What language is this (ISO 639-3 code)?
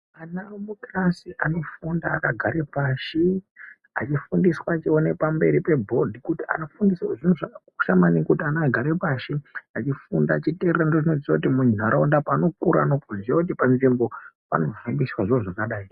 ndc